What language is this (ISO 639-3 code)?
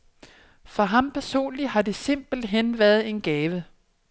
dan